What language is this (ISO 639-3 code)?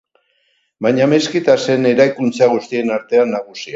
eus